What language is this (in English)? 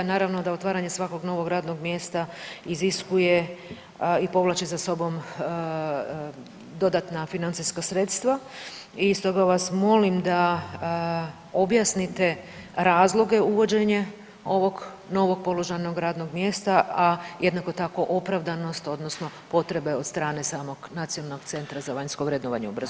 Croatian